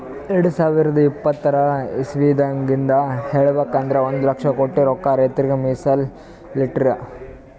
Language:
Kannada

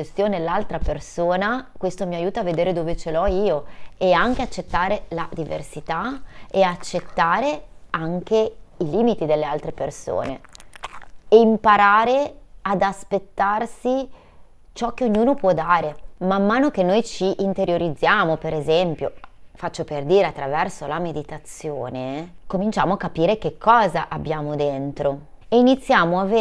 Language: Italian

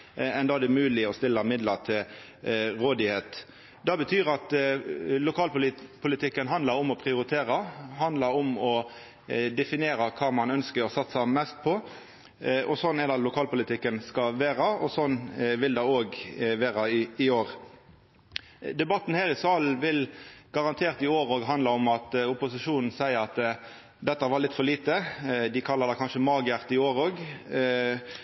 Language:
Norwegian Nynorsk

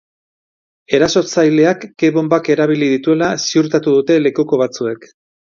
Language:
Basque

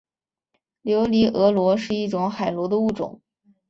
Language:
Chinese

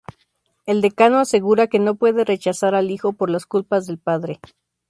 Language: Spanish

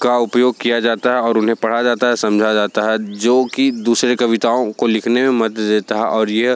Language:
Hindi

